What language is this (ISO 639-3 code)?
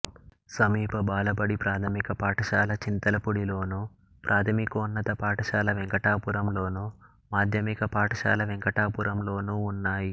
tel